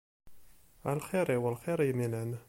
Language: Kabyle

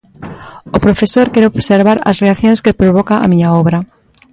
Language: Galician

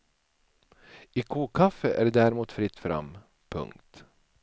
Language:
Swedish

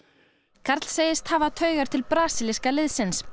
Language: Icelandic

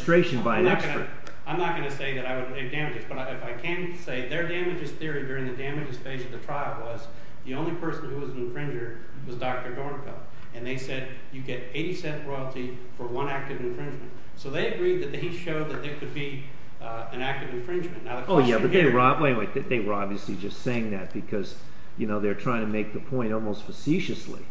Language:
English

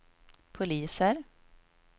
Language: Swedish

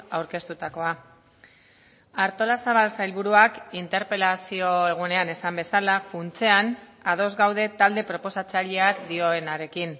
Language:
Basque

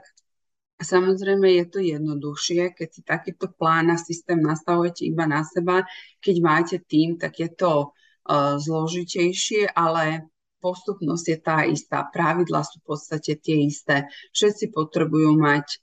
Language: Slovak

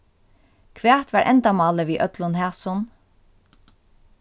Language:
Faroese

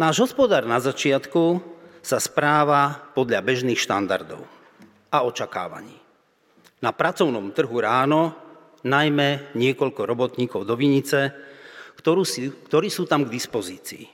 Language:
Slovak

